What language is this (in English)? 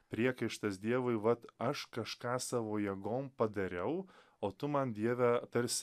Lithuanian